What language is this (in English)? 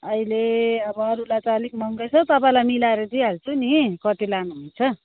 Nepali